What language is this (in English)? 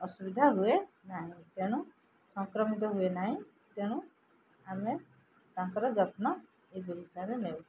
Odia